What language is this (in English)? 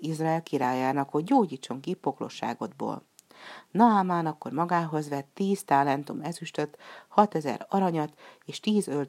Hungarian